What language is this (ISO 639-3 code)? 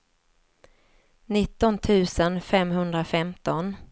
swe